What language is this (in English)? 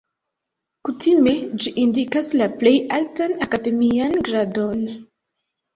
Esperanto